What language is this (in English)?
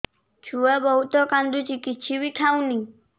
Odia